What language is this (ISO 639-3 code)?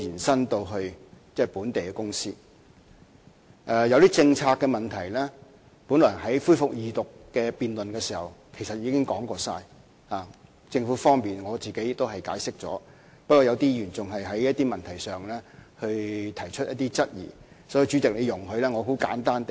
yue